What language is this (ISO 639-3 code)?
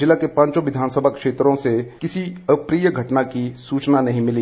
hin